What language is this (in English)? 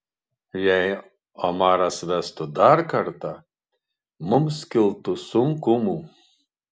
Lithuanian